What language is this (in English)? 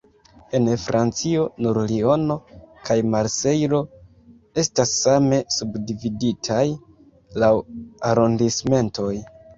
Esperanto